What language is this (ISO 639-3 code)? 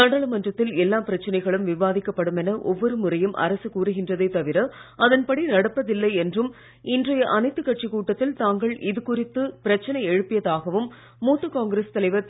tam